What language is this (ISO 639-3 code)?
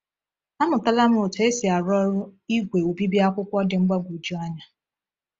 ibo